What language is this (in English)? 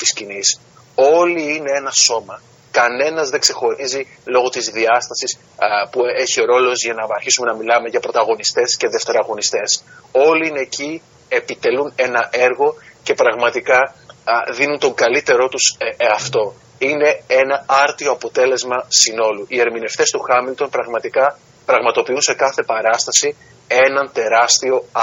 Greek